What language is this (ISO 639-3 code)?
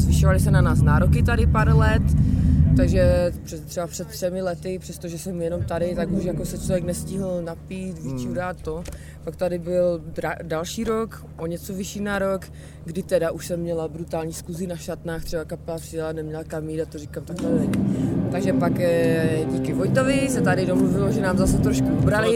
ces